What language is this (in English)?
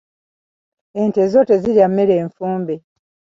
Ganda